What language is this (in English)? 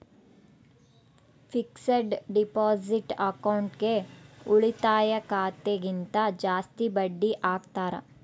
Kannada